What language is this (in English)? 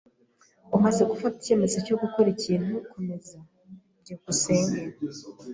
Kinyarwanda